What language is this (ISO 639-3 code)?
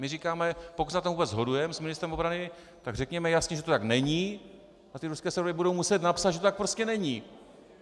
ces